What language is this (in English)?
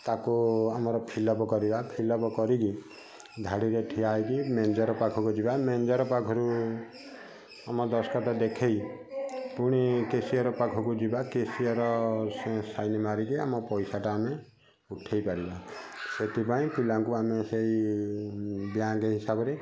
Odia